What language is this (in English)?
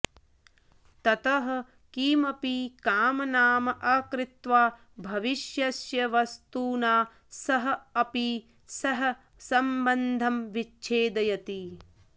Sanskrit